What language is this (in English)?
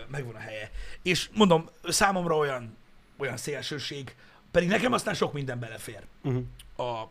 Hungarian